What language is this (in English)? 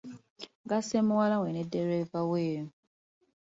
Ganda